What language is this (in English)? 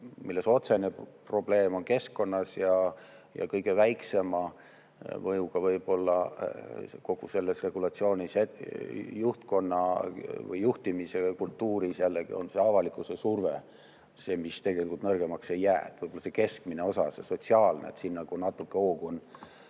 Estonian